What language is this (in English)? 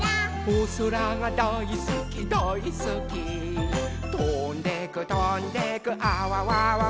Japanese